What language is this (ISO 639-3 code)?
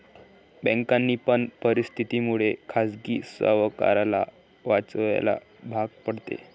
mar